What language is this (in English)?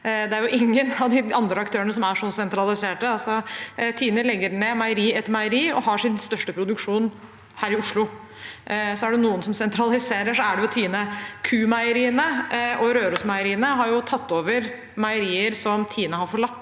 Norwegian